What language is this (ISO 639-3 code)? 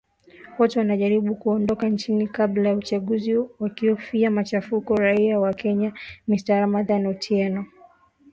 swa